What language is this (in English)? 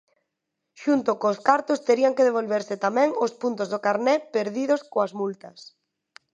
Galician